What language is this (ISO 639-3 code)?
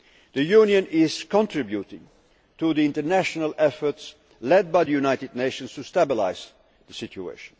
eng